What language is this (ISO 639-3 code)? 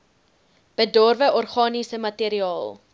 afr